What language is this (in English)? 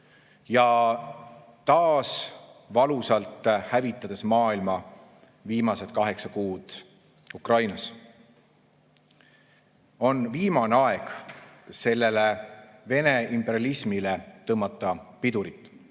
Estonian